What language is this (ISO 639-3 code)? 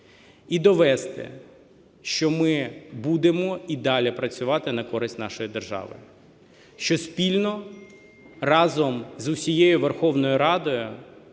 ukr